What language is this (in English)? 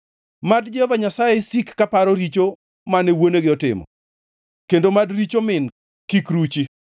Luo (Kenya and Tanzania)